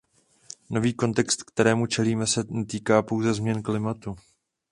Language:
Czech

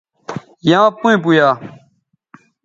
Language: Bateri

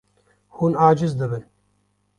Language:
Kurdish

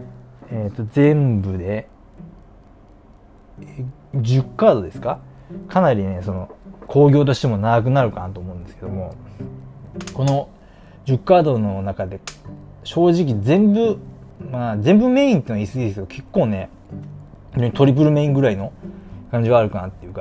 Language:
Japanese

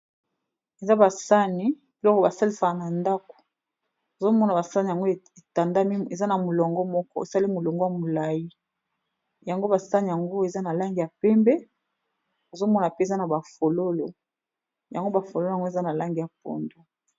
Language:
Lingala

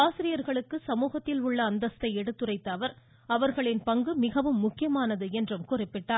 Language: Tamil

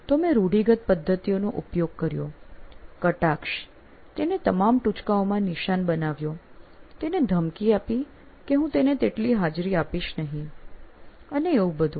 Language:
Gujarati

